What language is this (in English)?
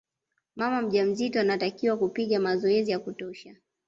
Swahili